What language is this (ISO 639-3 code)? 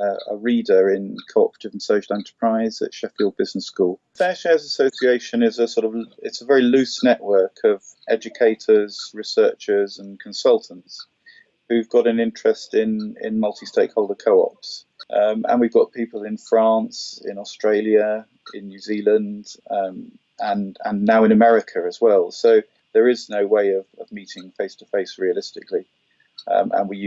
eng